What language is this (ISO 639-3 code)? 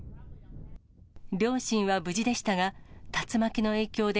jpn